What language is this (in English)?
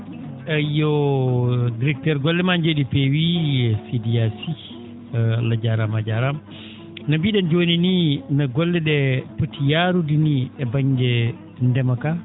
Fula